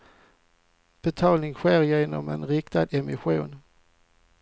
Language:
Swedish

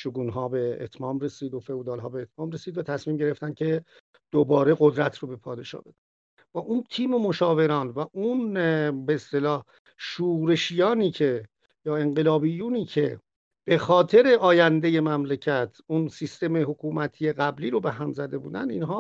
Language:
Persian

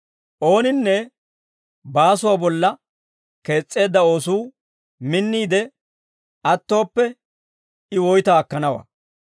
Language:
Dawro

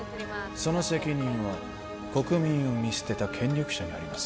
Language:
Japanese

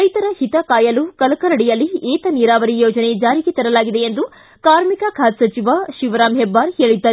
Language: Kannada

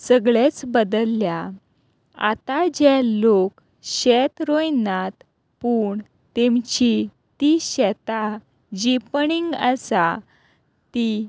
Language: Konkani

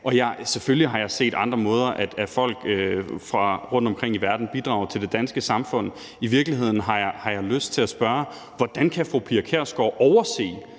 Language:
Danish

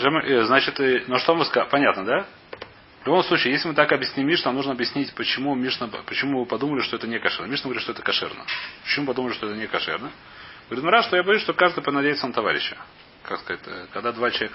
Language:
Russian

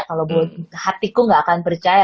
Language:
Indonesian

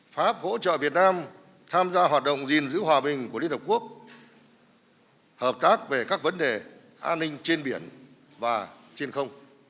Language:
Vietnamese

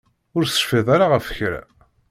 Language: Kabyle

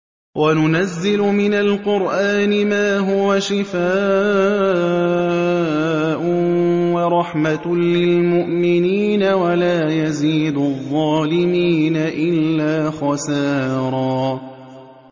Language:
Arabic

